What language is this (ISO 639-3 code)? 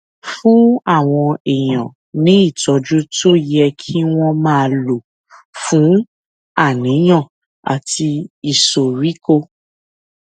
yor